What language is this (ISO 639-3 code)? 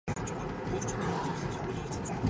mon